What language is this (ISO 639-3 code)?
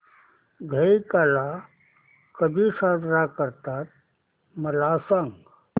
mar